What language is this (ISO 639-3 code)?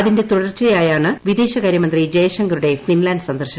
mal